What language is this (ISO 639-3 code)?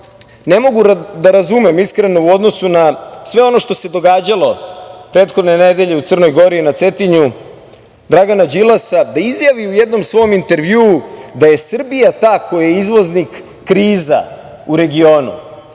srp